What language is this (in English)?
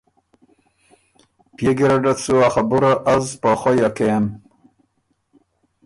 Ormuri